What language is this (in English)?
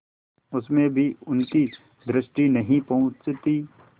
Hindi